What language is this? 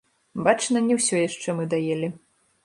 Belarusian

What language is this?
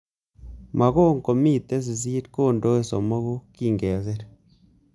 Kalenjin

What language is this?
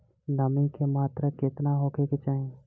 Bhojpuri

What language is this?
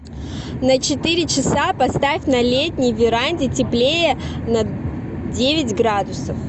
Russian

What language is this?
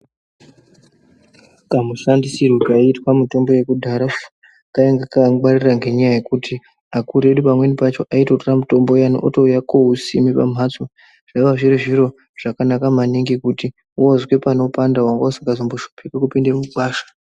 Ndau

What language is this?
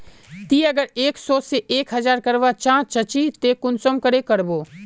Magahi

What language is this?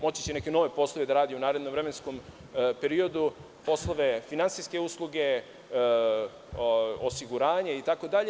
Serbian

